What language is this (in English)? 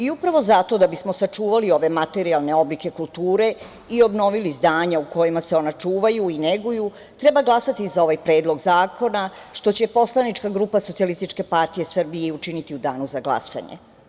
Serbian